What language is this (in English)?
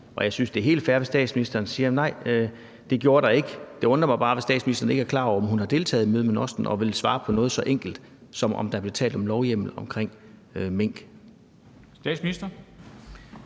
Danish